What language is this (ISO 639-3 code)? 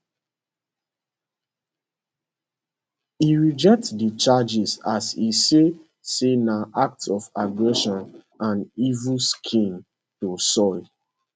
pcm